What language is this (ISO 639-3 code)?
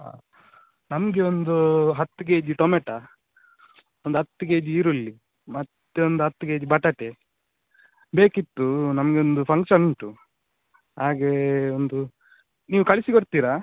kan